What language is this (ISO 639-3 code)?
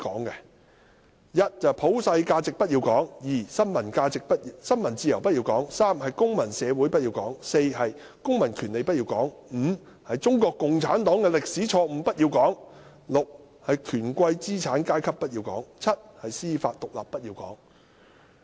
yue